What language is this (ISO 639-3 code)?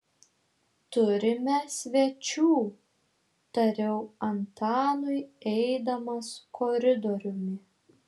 lit